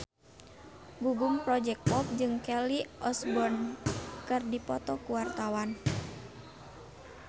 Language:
Sundanese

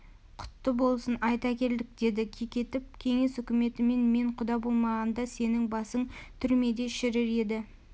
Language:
Kazakh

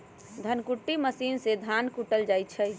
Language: Magahi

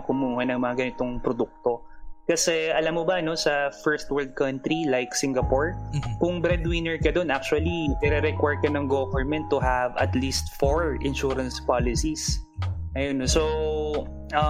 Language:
Filipino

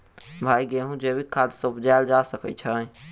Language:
Maithili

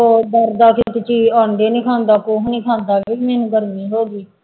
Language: Punjabi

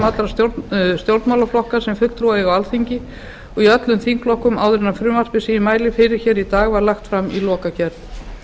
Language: Icelandic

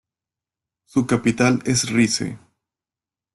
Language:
Spanish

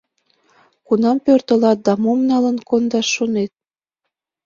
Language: Mari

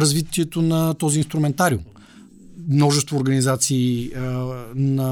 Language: Bulgarian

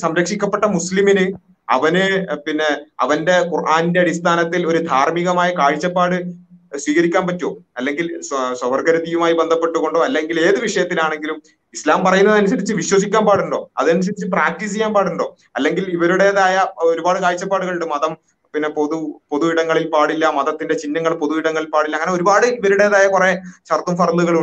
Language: Malayalam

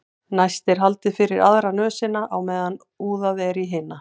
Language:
Icelandic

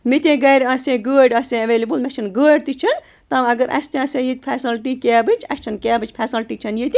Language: Kashmiri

